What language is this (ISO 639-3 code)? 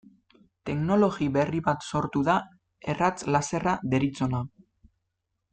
eus